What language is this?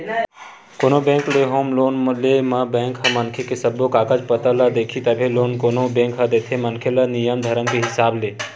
Chhattisgarhi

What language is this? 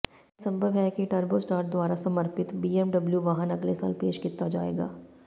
Punjabi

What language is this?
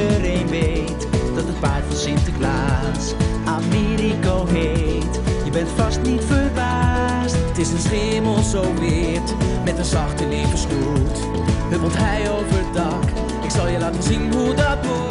Dutch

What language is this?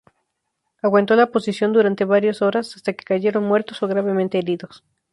Spanish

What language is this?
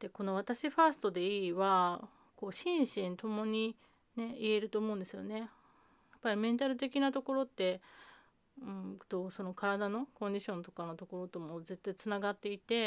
Japanese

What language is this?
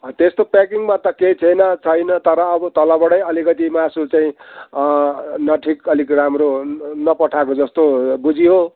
Nepali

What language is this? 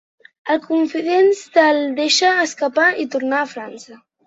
Catalan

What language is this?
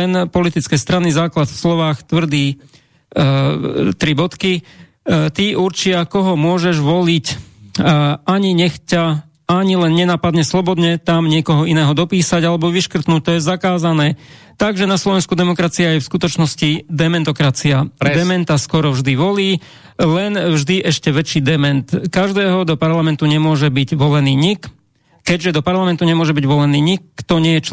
Slovak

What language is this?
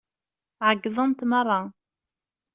Kabyle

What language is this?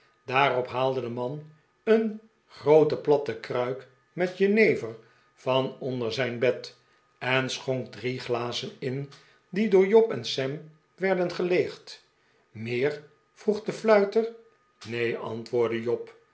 Dutch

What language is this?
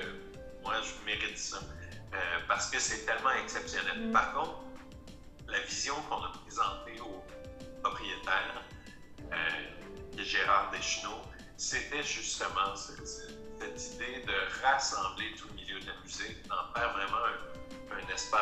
French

